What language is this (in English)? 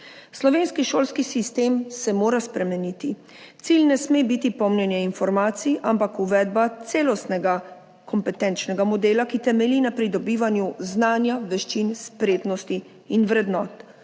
Slovenian